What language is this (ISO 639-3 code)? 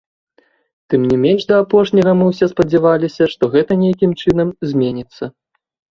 bel